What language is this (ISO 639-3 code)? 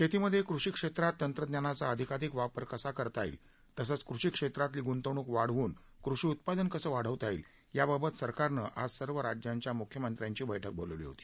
mar